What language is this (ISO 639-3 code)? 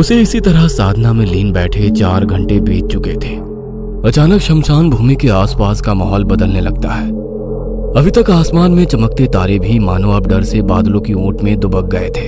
hin